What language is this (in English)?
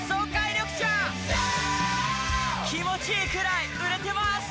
Japanese